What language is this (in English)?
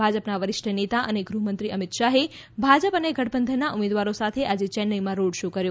Gujarati